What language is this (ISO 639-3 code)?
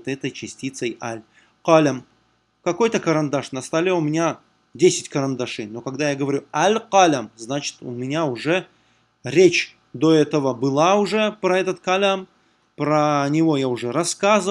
rus